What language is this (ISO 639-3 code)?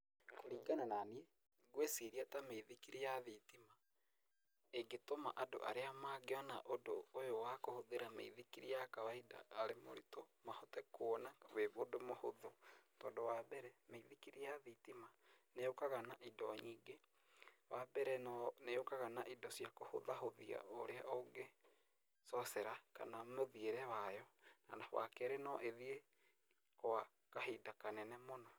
kik